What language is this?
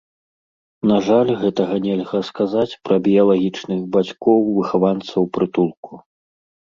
Belarusian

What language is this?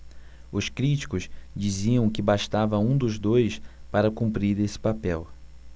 Portuguese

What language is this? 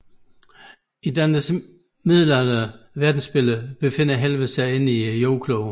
Danish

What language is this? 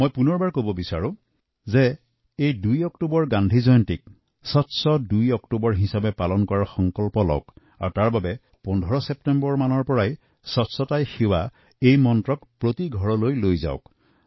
Assamese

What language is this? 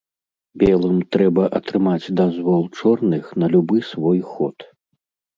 Belarusian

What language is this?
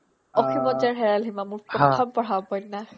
Assamese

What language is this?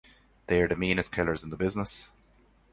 English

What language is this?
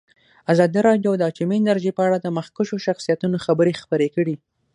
Pashto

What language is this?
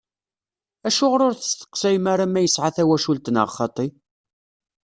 Kabyle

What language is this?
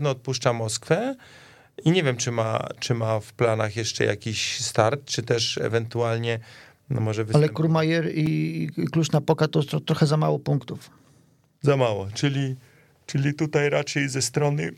Polish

